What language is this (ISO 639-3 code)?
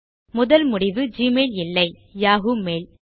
tam